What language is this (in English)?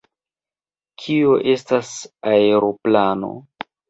Esperanto